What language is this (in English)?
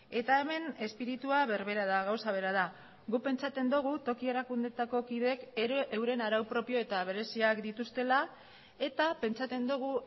Basque